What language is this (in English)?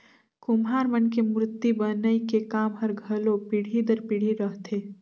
Chhattisgarhi